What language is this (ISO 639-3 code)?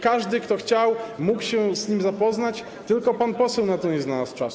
pol